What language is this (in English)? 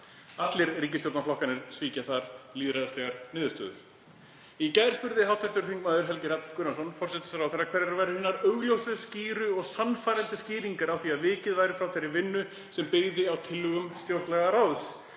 Icelandic